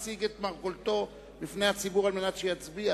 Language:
Hebrew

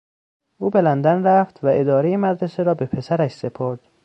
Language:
Persian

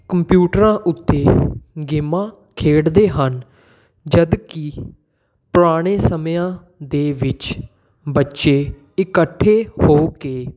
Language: Punjabi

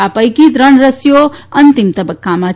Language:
Gujarati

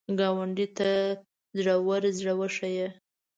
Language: Pashto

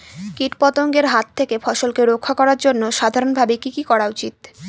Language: Bangla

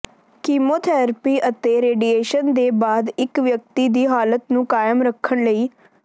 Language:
Punjabi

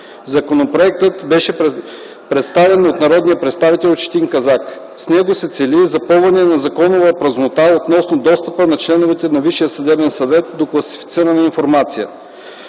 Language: Bulgarian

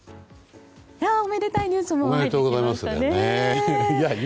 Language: Japanese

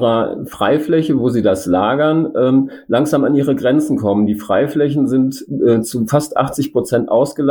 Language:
German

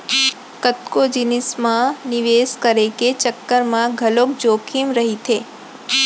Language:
Chhattisgarhi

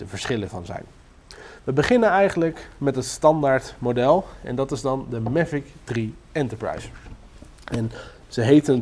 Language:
Dutch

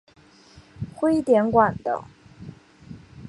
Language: Chinese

